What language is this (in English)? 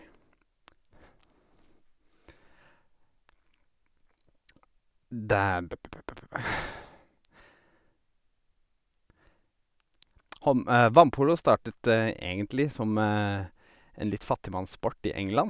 Norwegian